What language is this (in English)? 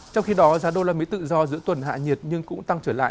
Vietnamese